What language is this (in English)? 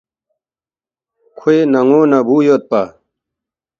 Balti